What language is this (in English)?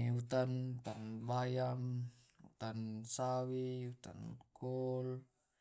Tae'